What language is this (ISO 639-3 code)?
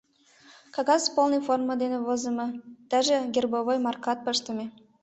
chm